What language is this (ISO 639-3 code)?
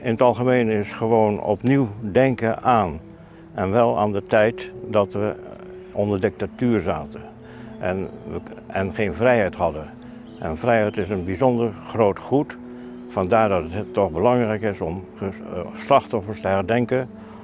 nld